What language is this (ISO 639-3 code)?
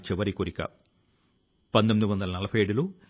tel